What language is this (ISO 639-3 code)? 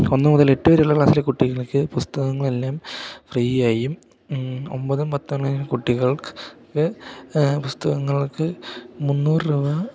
mal